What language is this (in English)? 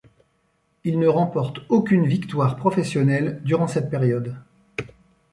French